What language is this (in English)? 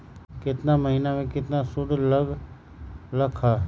Magahi